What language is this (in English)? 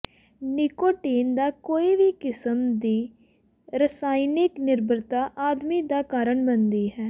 Punjabi